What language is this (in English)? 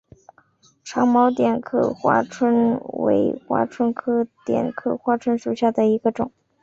Chinese